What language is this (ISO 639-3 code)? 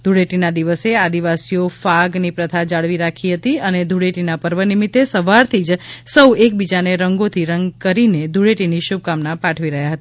guj